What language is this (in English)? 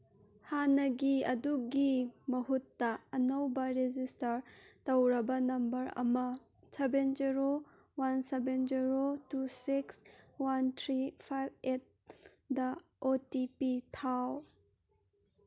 Manipuri